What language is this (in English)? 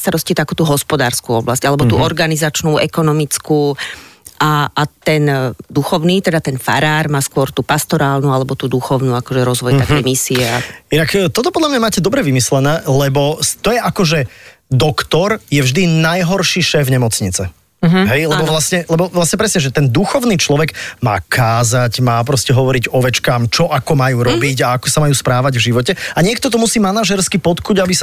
Slovak